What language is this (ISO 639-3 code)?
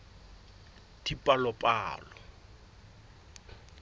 sot